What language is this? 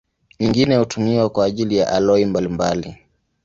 Swahili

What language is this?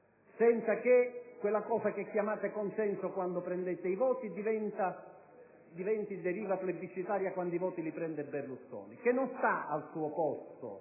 Italian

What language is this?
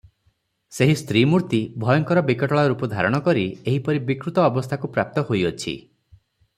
Odia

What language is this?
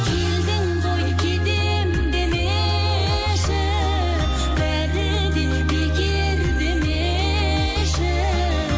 Kazakh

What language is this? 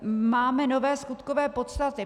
Czech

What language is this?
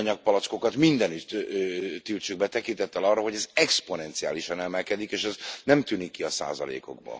Hungarian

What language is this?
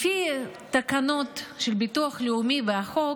Hebrew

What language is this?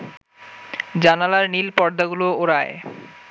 Bangla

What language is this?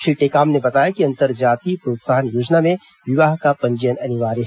Hindi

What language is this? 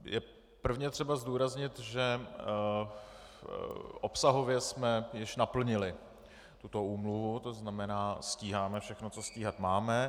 Czech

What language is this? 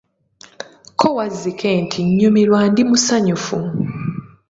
Ganda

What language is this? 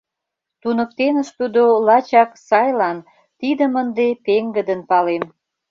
Mari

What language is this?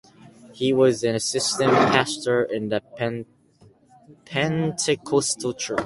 English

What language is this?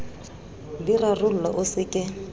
Southern Sotho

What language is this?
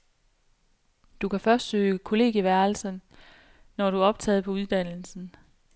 Danish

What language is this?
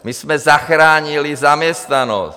Czech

